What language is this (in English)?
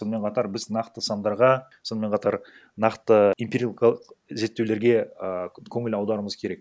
Kazakh